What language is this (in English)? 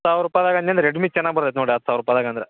Kannada